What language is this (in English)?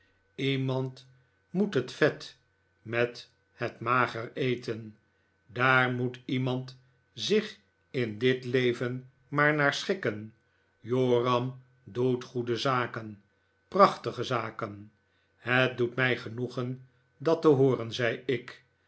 Dutch